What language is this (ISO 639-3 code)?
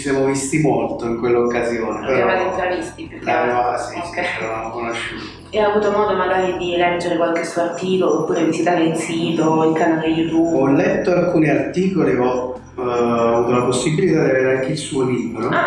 ita